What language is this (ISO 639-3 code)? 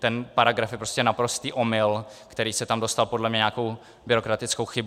ces